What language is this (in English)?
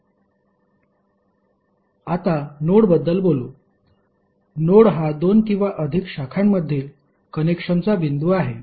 Marathi